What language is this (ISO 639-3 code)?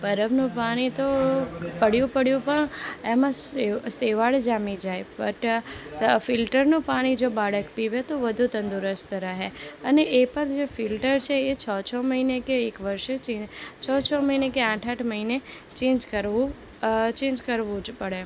guj